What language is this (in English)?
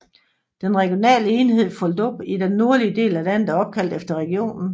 Danish